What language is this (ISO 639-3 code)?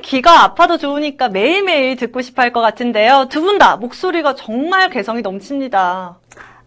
kor